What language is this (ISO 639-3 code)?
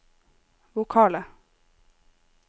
nor